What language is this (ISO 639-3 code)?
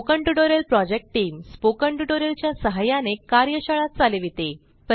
mar